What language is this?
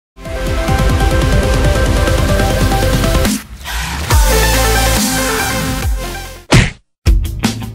Italian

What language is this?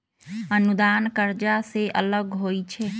Magahi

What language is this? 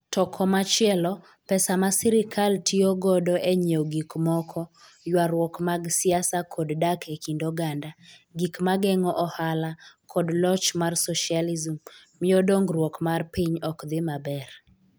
Luo (Kenya and Tanzania)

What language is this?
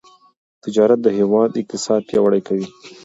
Pashto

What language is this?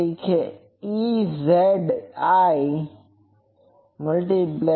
Gujarati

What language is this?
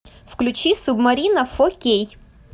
Russian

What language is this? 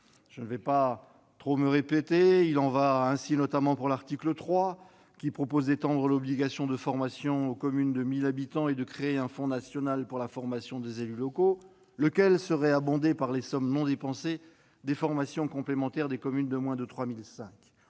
French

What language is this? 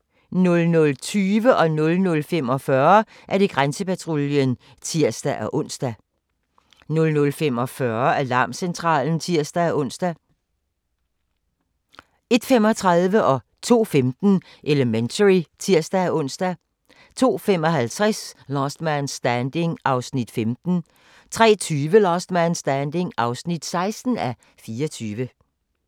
Danish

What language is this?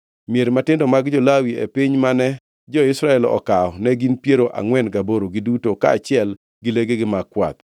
Luo (Kenya and Tanzania)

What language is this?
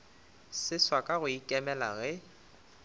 Northern Sotho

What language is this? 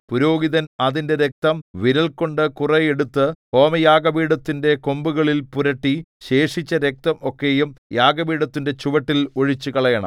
Malayalam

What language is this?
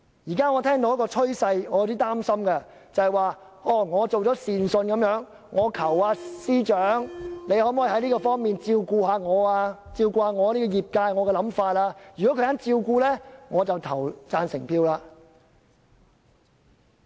Cantonese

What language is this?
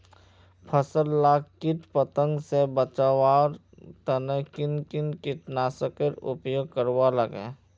Magahi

